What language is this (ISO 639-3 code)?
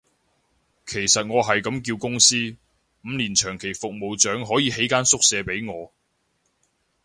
yue